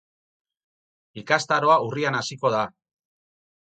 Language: Basque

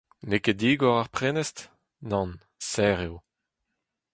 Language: Breton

